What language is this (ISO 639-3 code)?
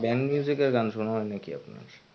ben